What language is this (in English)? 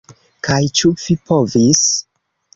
Esperanto